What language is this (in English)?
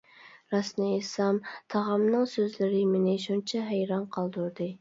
Uyghur